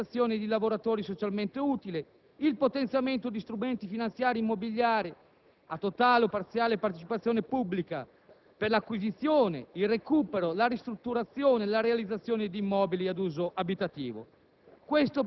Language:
Italian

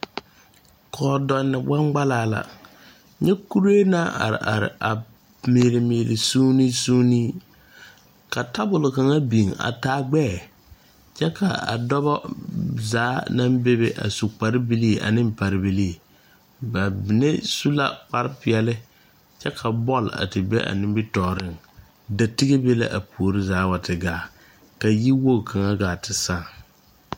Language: Southern Dagaare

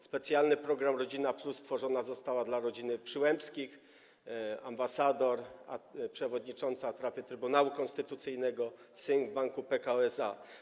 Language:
Polish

